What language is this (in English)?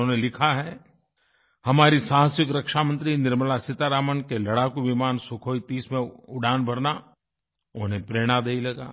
Hindi